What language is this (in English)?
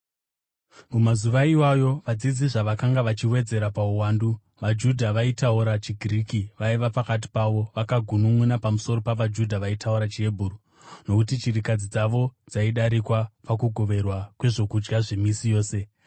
Shona